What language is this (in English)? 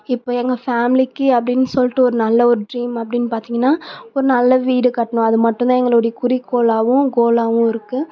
Tamil